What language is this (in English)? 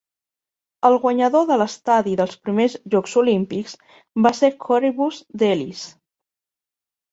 Catalan